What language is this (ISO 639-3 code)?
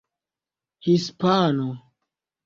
epo